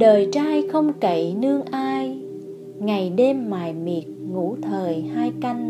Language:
Vietnamese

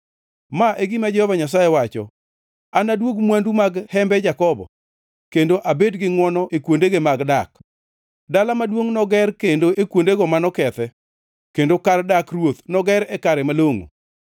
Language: Luo (Kenya and Tanzania)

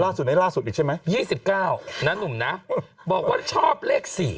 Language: Thai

